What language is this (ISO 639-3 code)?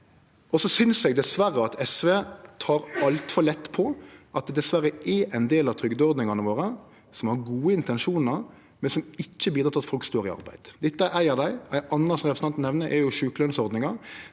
nor